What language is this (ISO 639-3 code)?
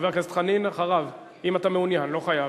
heb